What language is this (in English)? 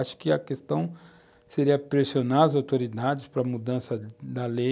Portuguese